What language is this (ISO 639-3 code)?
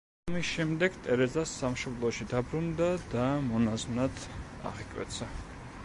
kat